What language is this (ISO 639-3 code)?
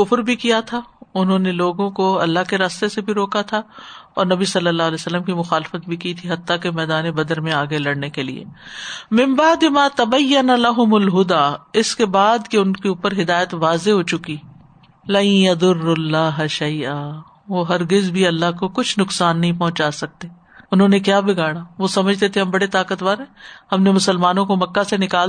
urd